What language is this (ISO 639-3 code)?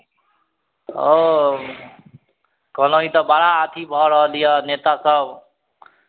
mai